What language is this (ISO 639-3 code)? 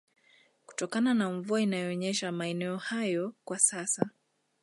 swa